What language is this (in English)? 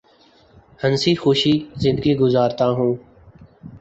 Urdu